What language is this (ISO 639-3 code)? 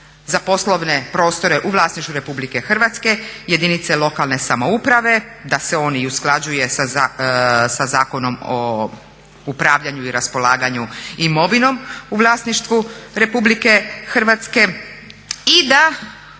hrv